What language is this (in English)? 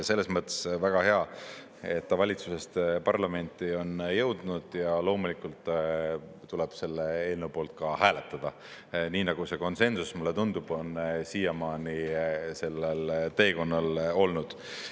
Estonian